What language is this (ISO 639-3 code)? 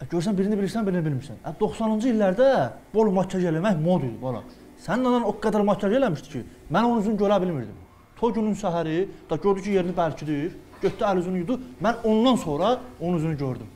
tur